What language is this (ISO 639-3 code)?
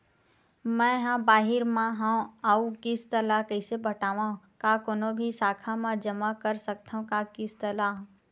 hne